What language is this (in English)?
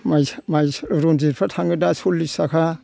Bodo